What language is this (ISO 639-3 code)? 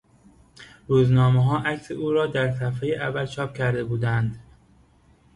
fas